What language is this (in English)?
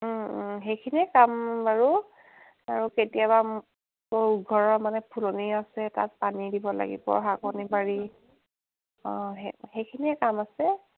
Assamese